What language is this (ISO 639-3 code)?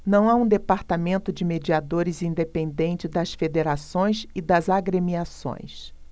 por